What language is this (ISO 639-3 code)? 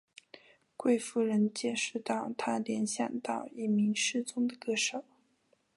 zho